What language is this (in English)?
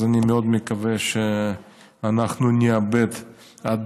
Hebrew